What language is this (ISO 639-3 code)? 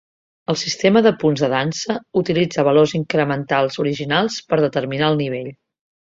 cat